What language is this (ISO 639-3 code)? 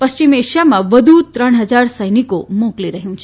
guj